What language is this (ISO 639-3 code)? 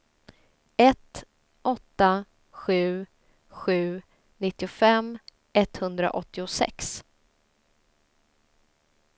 swe